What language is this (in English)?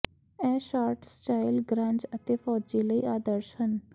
Punjabi